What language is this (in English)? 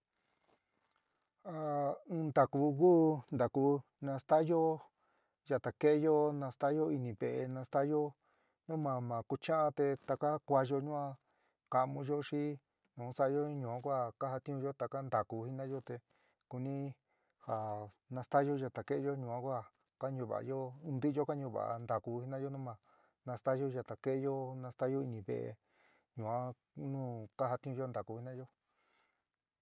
San Miguel El Grande Mixtec